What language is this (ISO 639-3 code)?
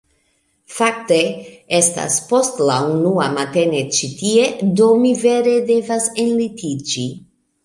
epo